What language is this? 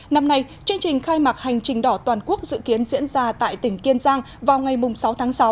Vietnamese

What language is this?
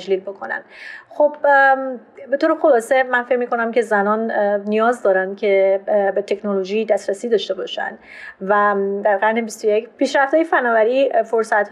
Persian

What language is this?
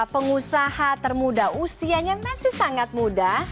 Indonesian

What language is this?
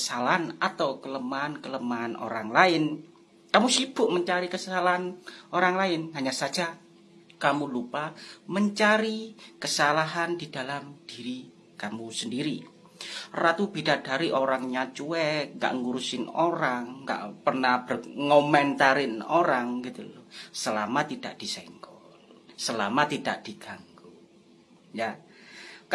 Indonesian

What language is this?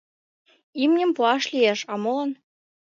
Mari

